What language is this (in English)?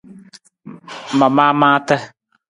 Nawdm